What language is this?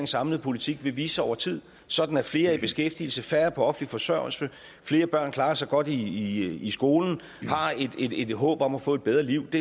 Danish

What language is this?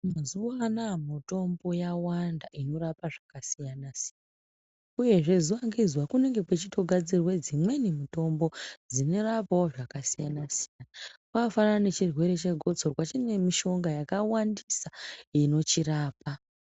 Ndau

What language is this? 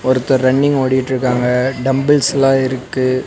Tamil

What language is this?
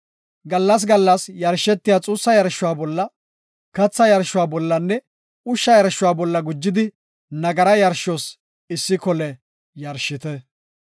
Gofa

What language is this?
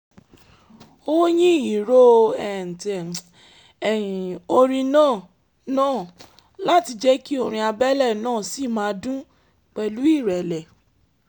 Yoruba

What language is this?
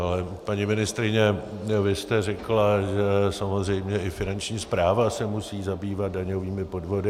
Czech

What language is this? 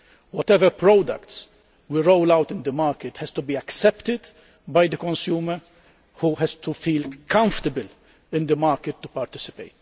English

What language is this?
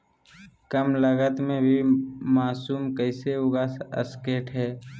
Magahi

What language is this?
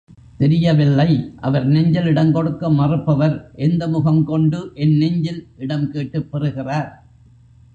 Tamil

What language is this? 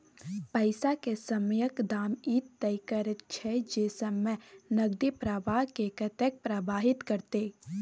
Maithili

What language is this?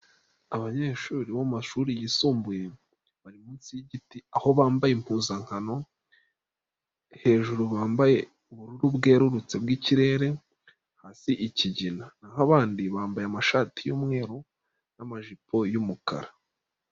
Kinyarwanda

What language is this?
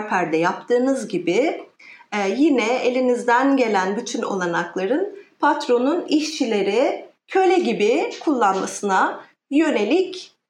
Turkish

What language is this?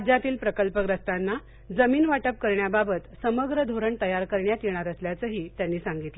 Marathi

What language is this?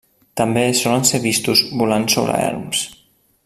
Catalan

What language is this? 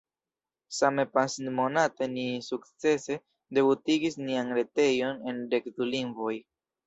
Esperanto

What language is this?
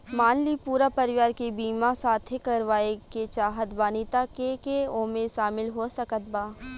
Bhojpuri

